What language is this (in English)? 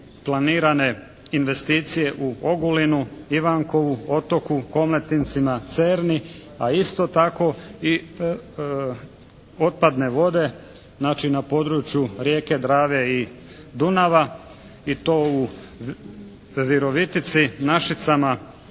Croatian